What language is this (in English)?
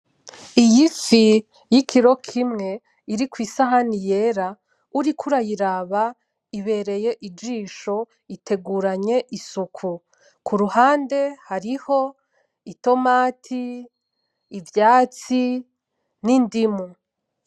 Rundi